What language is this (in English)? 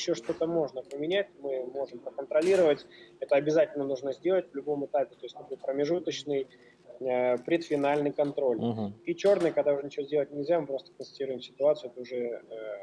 Russian